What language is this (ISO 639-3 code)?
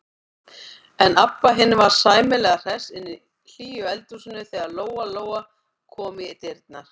isl